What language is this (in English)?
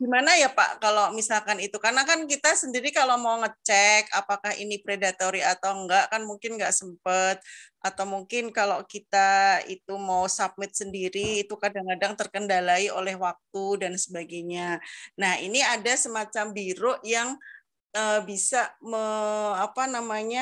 Indonesian